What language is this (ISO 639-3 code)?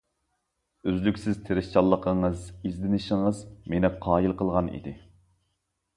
uig